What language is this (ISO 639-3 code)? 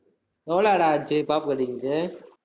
tam